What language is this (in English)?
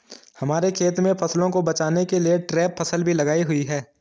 Hindi